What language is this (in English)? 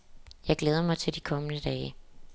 Danish